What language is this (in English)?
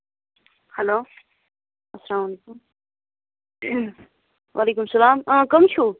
Kashmiri